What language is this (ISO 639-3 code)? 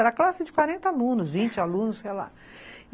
por